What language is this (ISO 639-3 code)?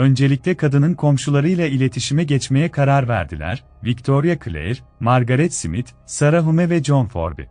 tur